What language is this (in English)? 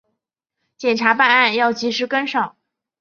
Chinese